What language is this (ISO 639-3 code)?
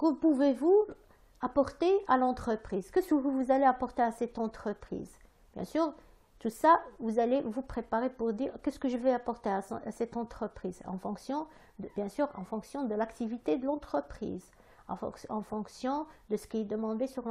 fra